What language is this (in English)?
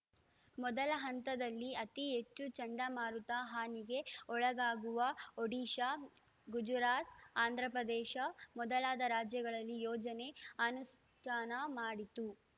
Kannada